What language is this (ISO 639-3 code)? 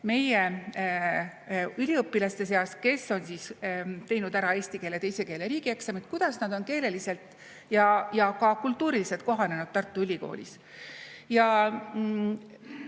est